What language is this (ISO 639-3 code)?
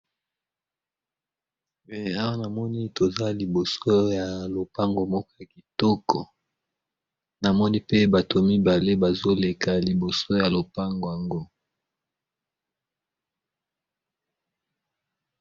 lin